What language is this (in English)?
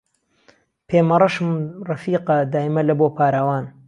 Central Kurdish